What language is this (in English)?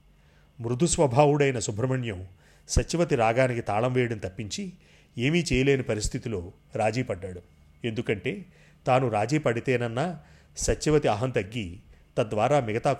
Telugu